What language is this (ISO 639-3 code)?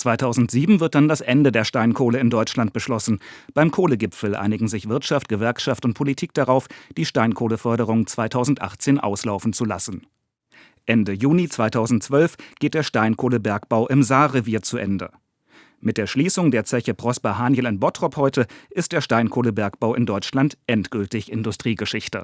deu